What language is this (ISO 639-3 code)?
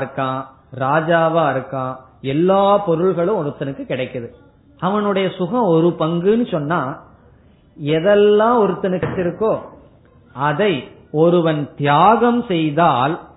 tam